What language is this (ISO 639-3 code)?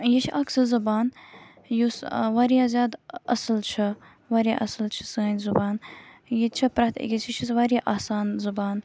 kas